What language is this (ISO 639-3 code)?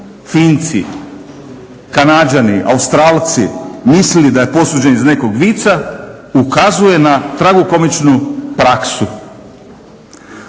hrv